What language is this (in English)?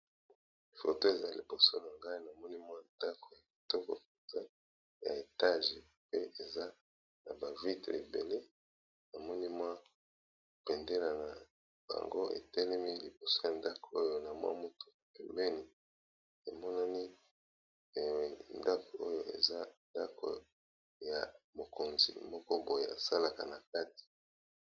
Lingala